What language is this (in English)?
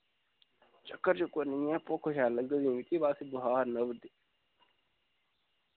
Dogri